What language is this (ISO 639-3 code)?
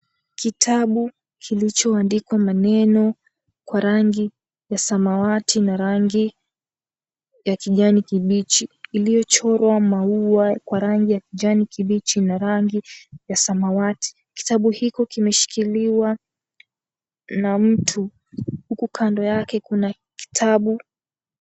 swa